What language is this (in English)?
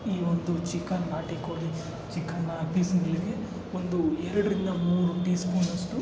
Kannada